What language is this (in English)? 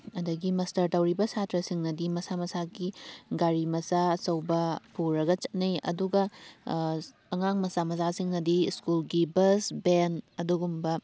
Manipuri